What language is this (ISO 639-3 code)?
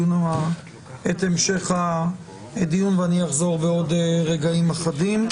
heb